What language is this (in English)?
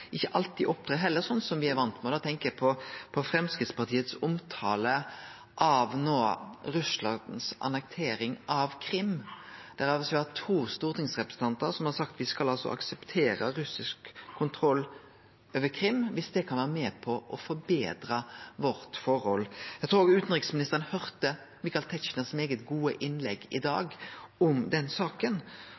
Norwegian Nynorsk